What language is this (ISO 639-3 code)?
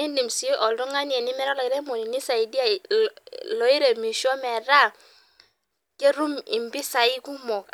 mas